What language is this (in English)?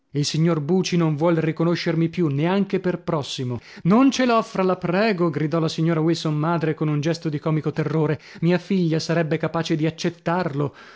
Italian